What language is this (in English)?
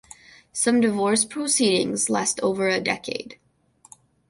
English